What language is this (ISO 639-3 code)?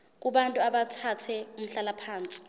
zul